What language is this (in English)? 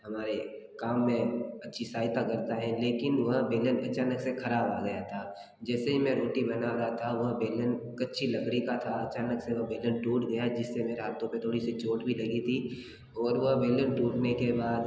Hindi